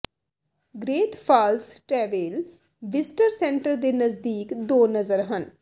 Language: Punjabi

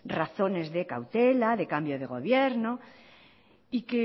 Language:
Spanish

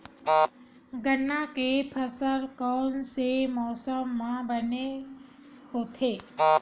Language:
Chhattisgarhi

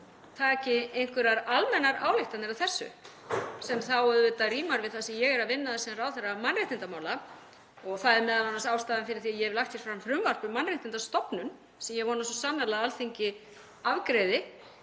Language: Icelandic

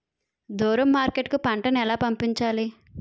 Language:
Telugu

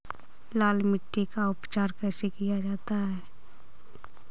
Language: Hindi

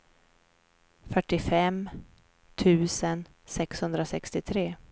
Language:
Swedish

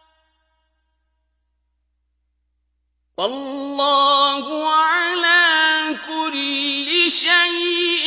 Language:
Arabic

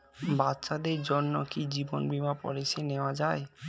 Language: Bangla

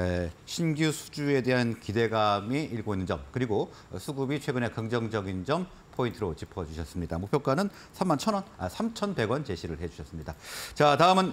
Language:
Korean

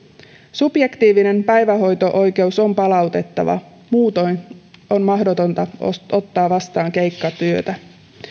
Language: Finnish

